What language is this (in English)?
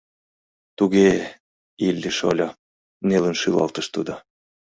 Mari